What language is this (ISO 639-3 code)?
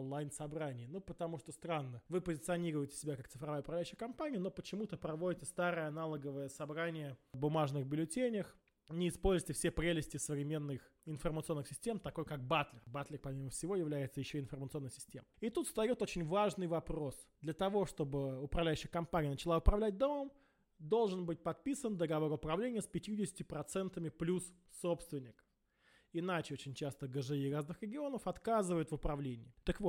rus